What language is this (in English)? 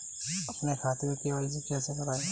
Hindi